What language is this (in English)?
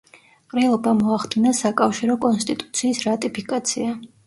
Georgian